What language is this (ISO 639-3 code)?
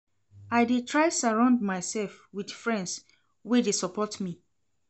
pcm